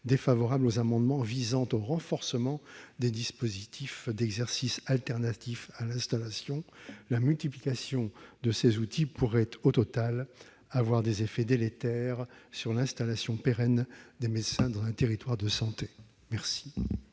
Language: French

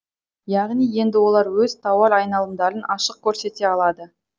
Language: Kazakh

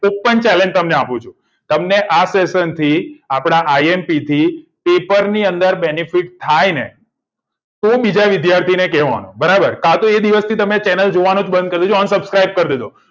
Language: Gujarati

